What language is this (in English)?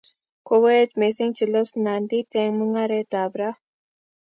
Kalenjin